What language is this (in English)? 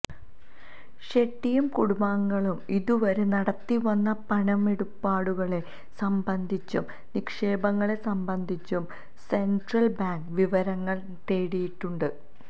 Malayalam